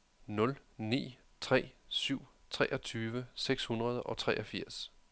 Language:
Danish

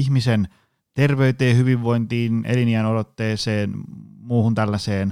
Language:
Finnish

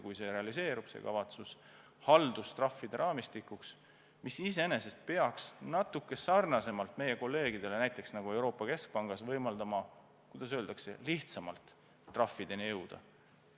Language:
Estonian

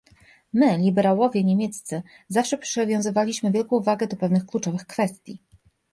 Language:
Polish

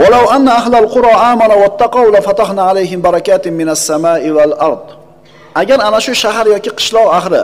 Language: Turkish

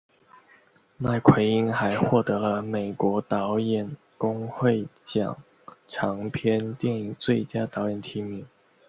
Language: Chinese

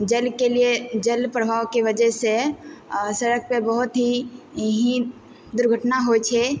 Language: Maithili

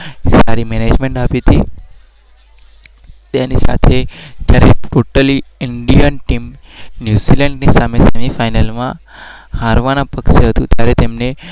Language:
Gujarati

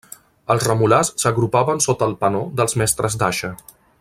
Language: Catalan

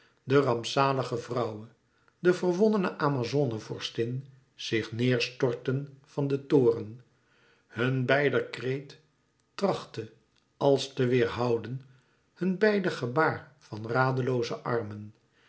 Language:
Dutch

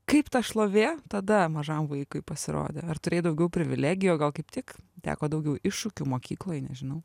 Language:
Lithuanian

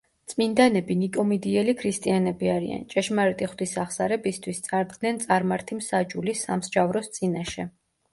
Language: Georgian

